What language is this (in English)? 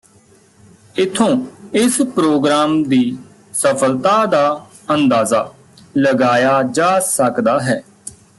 Punjabi